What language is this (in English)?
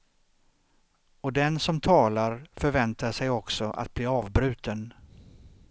Swedish